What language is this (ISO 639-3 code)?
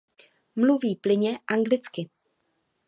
ces